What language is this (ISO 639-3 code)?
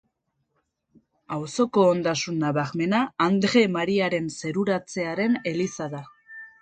eus